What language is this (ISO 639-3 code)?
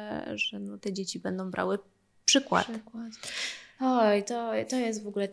pol